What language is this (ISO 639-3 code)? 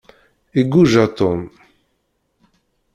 kab